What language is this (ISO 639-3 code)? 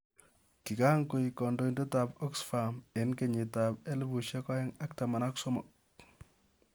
kln